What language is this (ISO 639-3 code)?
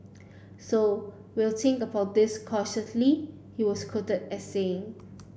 eng